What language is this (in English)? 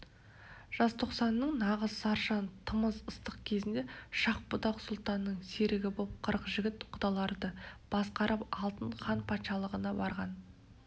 Kazakh